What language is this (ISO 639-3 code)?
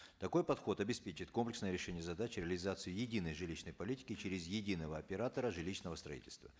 kaz